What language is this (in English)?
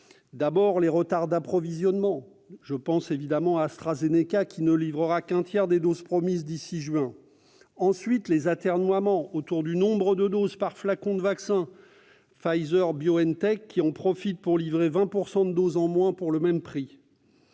French